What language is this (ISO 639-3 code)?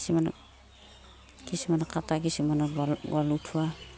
asm